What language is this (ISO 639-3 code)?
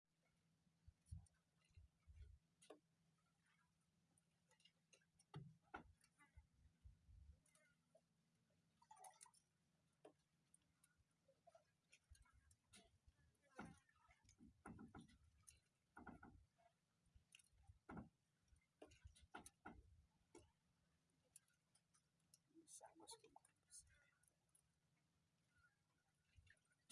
ind